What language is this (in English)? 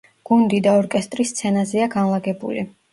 Georgian